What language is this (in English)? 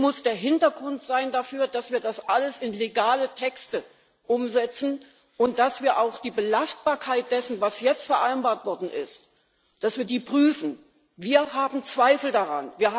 German